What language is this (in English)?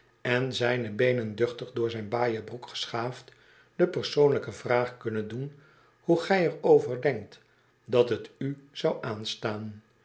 Dutch